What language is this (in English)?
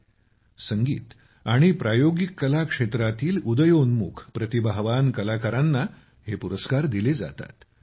Marathi